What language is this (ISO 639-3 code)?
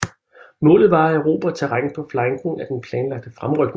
dan